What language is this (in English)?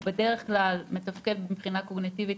Hebrew